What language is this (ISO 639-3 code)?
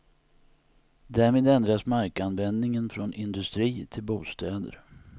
swe